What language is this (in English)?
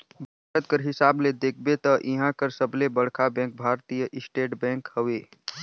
Chhattisgarhi